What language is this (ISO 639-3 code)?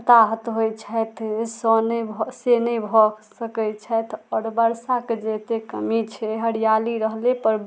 mai